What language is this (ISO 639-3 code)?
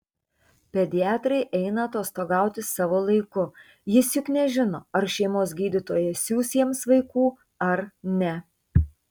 lit